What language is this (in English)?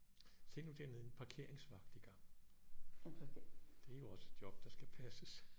Danish